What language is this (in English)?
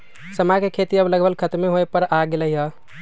Magahi